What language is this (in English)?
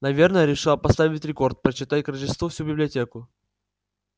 Russian